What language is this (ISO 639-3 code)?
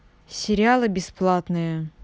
rus